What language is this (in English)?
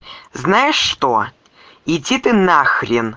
Russian